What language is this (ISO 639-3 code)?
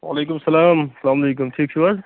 kas